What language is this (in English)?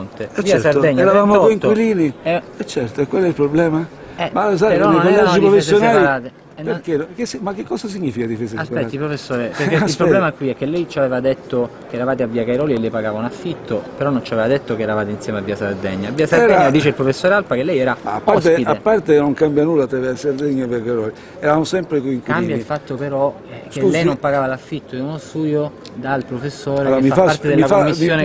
Italian